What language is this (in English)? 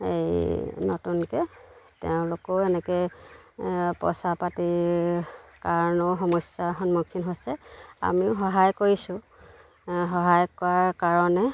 Assamese